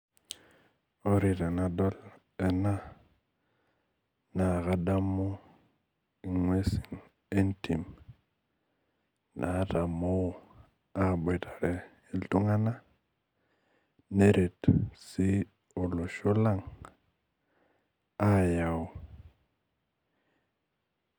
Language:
Masai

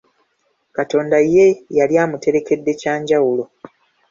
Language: Ganda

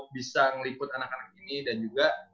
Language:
Indonesian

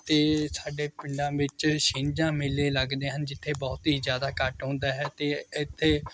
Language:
Punjabi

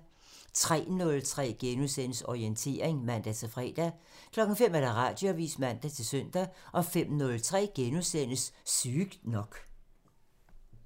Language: Danish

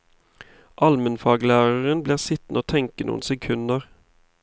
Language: Norwegian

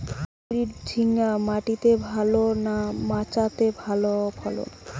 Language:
Bangla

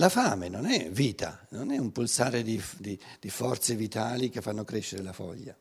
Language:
Italian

